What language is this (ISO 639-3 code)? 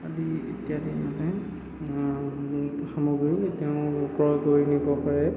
asm